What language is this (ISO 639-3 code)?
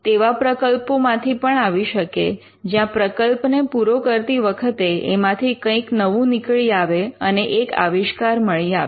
guj